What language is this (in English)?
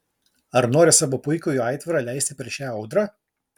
Lithuanian